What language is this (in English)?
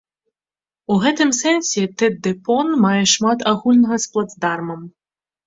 Belarusian